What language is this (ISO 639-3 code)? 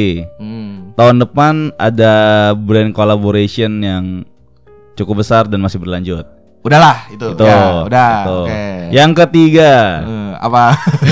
ind